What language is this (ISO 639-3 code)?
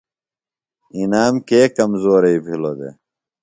phl